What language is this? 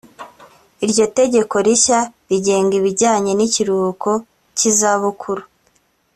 Kinyarwanda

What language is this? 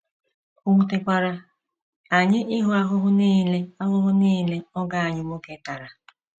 Igbo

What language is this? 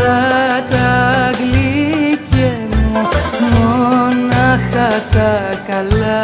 Greek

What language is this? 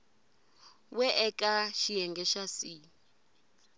Tsonga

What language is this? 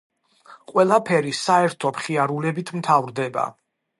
Georgian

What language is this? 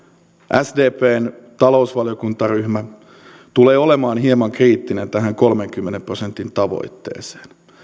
Finnish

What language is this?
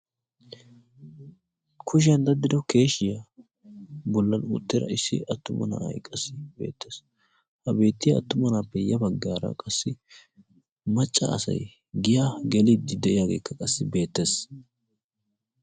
Wolaytta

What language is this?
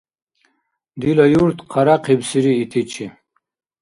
Dargwa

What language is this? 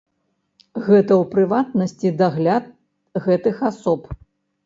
Belarusian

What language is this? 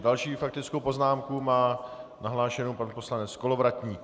Czech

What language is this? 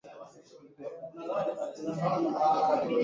Swahili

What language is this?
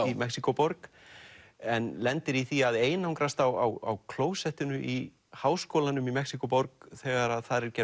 Icelandic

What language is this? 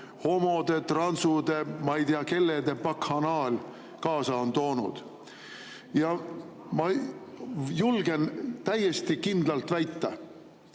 Estonian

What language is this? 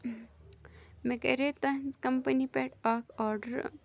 Kashmiri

